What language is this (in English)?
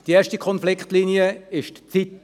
Swiss German